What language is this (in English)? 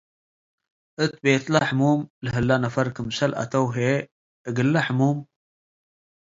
Tigre